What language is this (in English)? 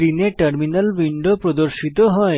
Bangla